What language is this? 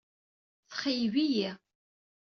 Kabyle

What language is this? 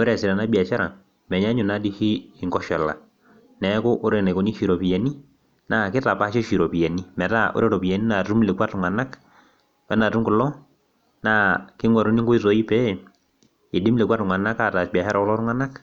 Masai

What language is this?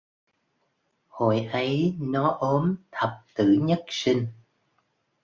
Vietnamese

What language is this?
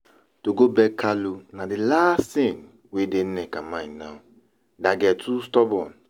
Nigerian Pidgin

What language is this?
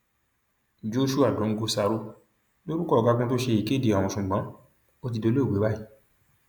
Yoruba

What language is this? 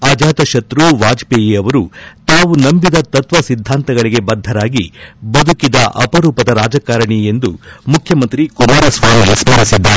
Kannada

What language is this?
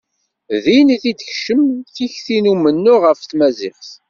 Kabyle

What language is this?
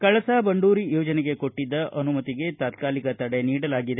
Kannada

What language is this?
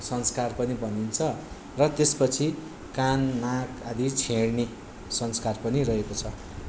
Nepali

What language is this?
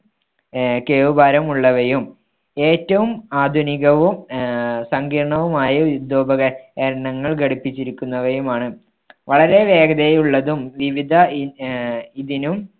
Malayalam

